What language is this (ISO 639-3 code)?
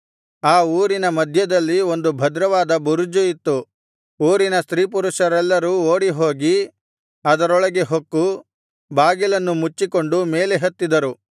kan